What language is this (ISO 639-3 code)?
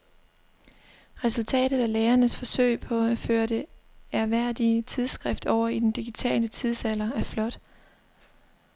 dan